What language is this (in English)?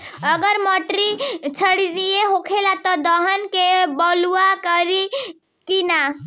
Bhojpuri